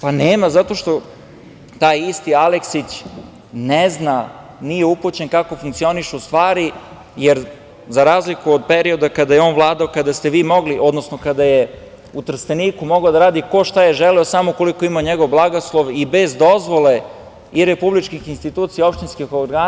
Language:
Serbian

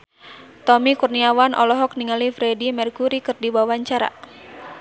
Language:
Sundanese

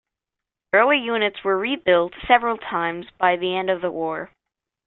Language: English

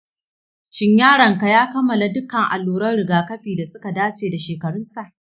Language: Hausa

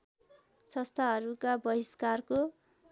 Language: Nepali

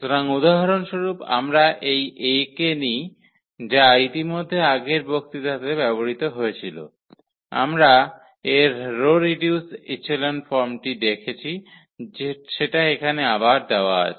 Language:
Bangla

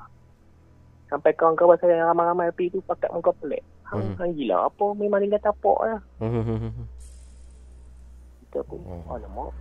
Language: Malay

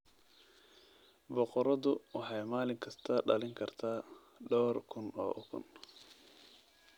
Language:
Somali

